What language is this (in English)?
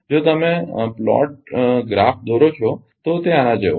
Gujarati